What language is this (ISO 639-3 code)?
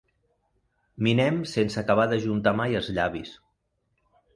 cat